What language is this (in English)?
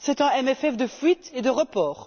French